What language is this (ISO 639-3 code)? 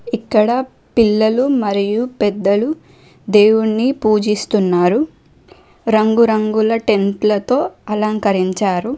tel